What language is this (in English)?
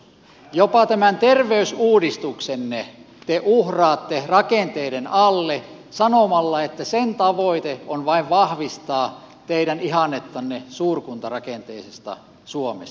Finnish